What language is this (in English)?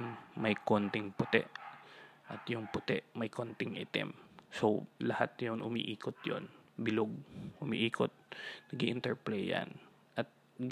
Filipino